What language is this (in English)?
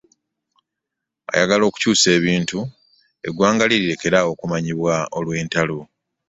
Ganda